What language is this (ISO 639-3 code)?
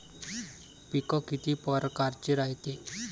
mar